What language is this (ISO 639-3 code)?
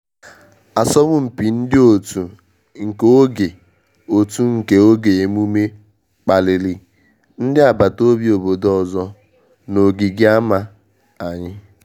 ibo